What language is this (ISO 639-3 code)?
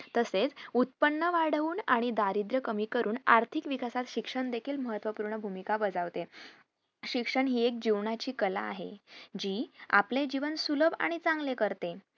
mar